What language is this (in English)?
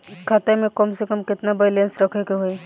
Bhojpuri